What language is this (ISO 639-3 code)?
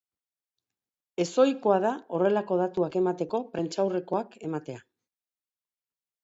eus